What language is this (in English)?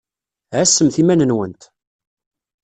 Kabyle